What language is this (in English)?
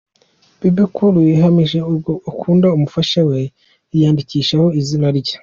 Kinyarwanda